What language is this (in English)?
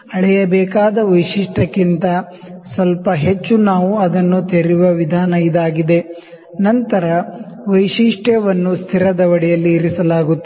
Kannada